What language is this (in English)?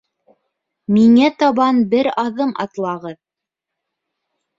Bashkir